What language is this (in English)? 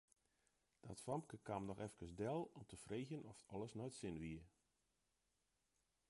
Western Frisian